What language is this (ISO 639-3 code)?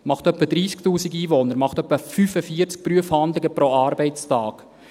gsw